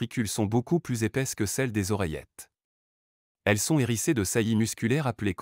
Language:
French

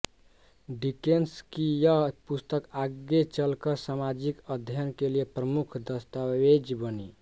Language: Hindi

